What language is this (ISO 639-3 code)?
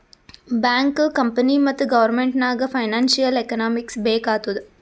kan